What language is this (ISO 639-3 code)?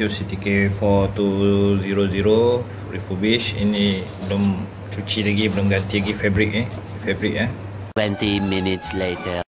msa